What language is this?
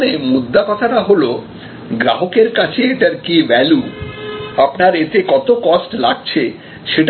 Bangla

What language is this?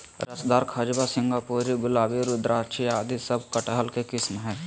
Magahi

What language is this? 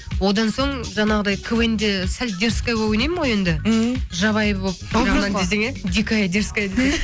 Kazakh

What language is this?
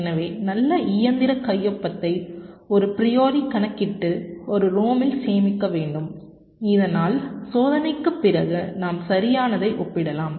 Tamil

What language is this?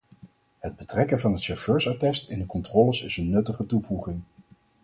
Dutch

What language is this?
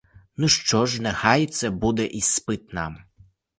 Ukrainian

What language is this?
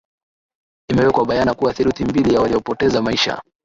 Swahili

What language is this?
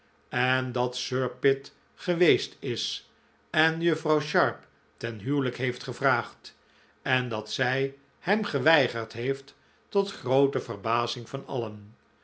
Dutch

